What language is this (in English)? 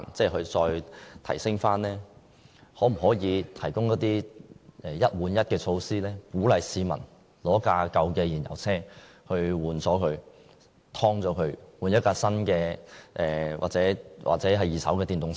Cantonese